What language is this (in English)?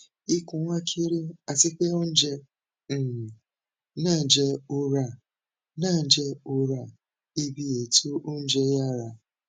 Yoruba